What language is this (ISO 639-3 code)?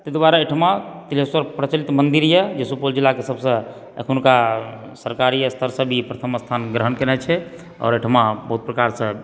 mai